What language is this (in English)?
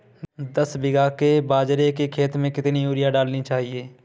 Hindi